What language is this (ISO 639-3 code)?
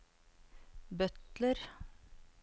nor